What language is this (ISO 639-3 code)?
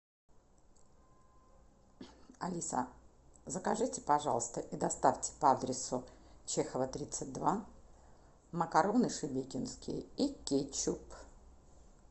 rus